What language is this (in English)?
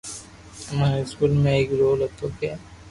Loarki